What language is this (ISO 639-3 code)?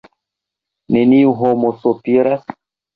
epo